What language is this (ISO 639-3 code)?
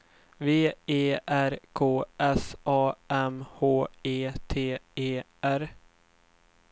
swe